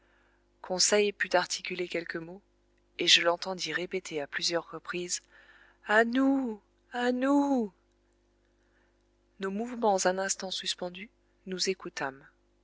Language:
French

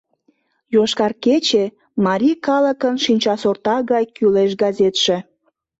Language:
Mari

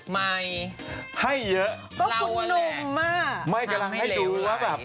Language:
Thai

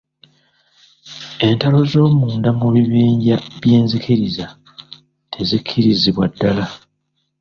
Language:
Ganda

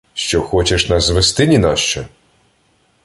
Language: Ukrainian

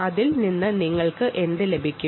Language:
Malayalam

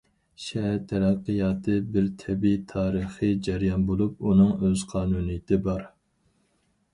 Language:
Uyghur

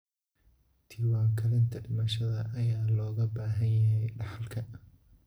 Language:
Somali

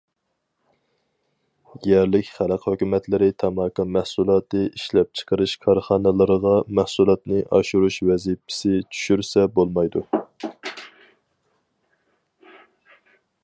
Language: Uyghur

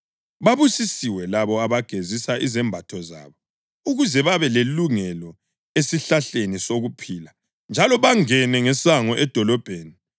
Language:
North Ndebele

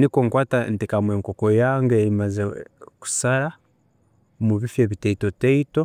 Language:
Tooro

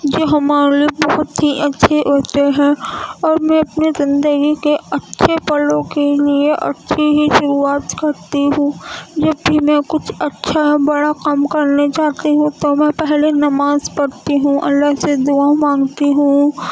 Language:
Urdu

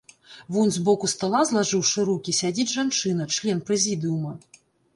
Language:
Belarusian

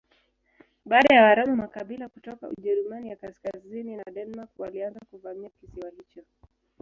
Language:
Swahili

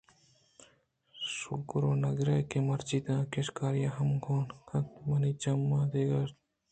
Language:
Eastern Balochi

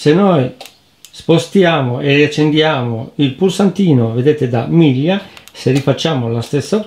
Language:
Italian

